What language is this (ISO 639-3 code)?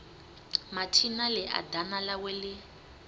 ven